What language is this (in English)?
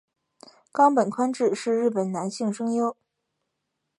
Chinese